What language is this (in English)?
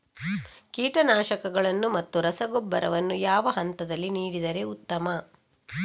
Kannada